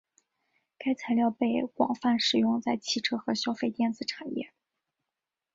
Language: Chinese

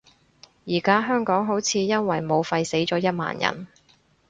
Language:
Cantonese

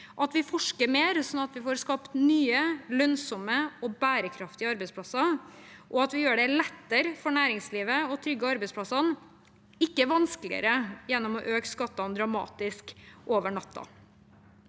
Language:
Norwegian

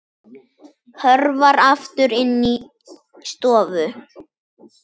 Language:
Icelandic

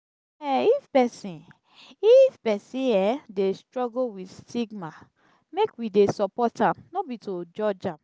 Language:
Nigerian Pidgin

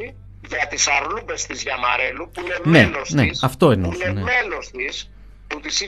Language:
Greek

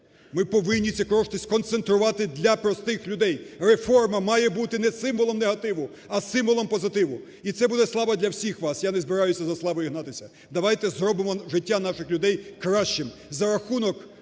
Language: Ukrainian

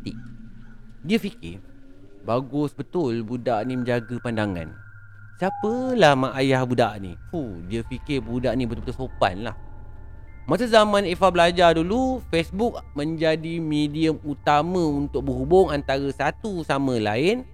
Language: Malay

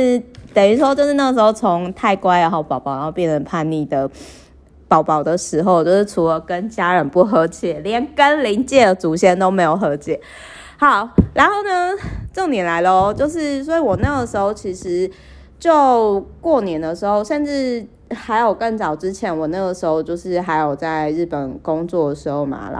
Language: Chinese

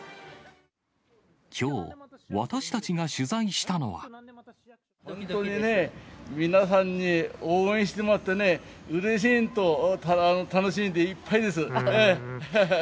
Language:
Japanese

